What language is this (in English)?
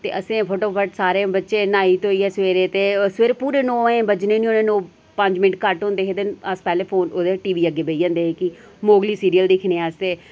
Dogri